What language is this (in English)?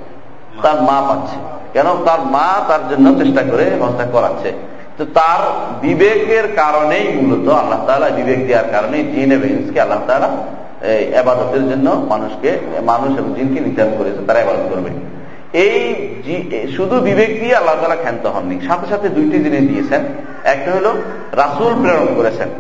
Bangla